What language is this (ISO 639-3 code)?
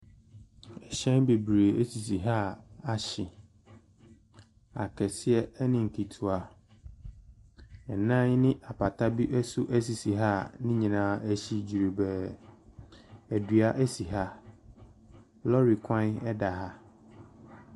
aka